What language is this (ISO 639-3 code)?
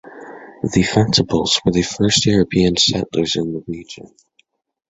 eng